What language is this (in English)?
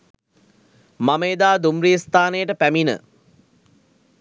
Sinhala